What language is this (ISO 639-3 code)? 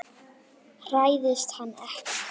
isl